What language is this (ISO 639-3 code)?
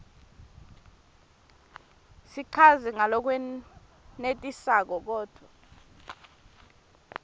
ssw